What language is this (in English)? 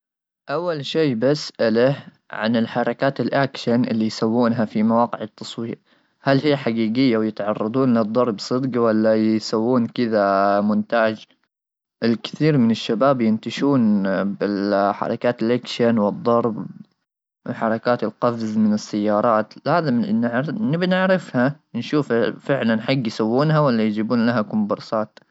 Gulf Arabic